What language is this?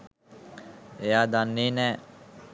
Sinhala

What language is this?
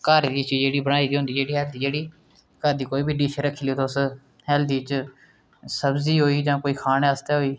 Dogri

